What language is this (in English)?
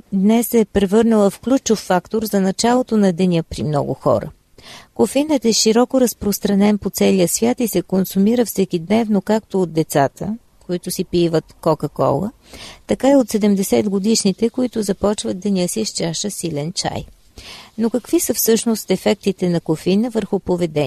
Bulgarian